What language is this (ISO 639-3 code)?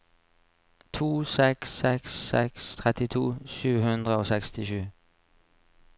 nor